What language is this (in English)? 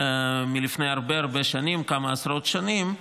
Hebrew